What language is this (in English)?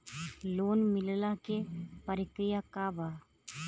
Bhojpuri